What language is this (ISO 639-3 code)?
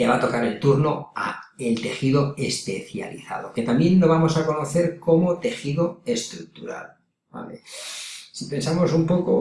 spa